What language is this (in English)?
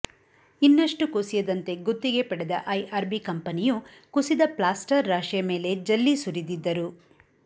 Kannada